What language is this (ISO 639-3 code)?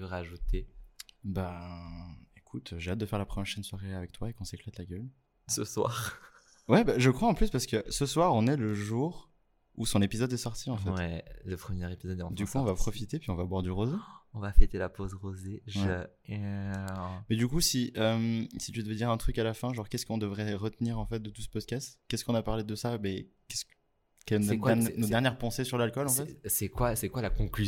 fra